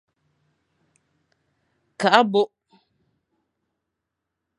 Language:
Fang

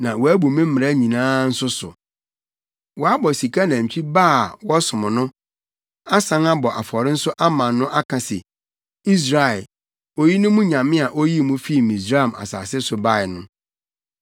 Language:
Akan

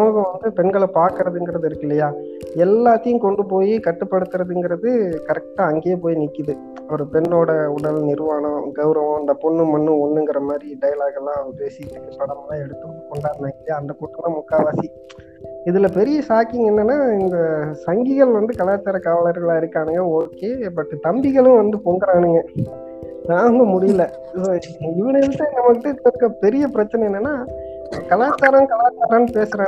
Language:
Tamil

